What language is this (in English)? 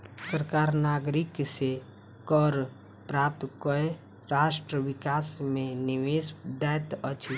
Maithili